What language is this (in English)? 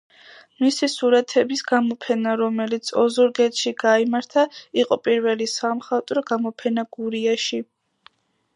Georgian